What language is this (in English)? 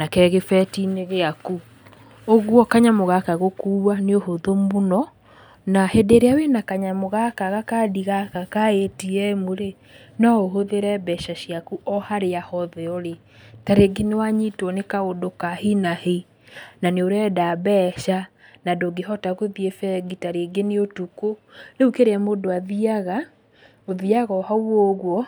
Kikuyu